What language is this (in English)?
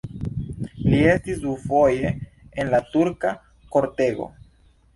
Esperanto